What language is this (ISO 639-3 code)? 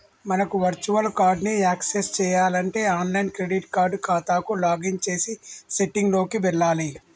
tel